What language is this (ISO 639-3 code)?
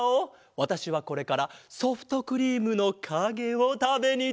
jpn